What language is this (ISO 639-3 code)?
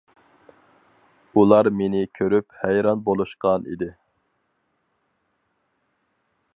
uig